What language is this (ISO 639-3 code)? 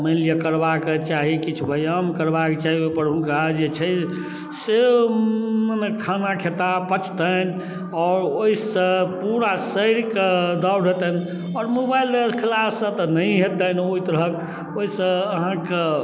mai